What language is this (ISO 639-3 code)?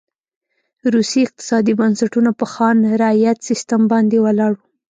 pus